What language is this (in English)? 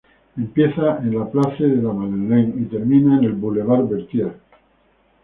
Spanish